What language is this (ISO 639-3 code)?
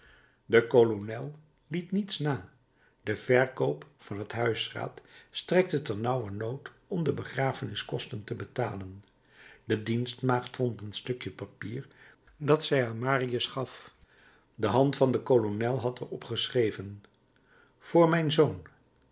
nld